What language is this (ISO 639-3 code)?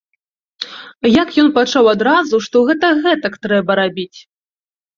bel